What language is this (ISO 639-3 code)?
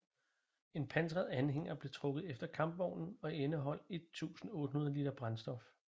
dan